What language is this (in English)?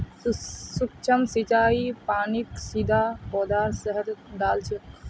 Magahi